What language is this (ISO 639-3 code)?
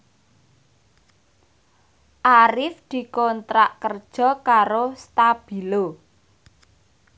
jav